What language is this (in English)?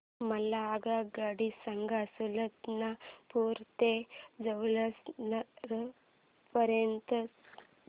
Marathi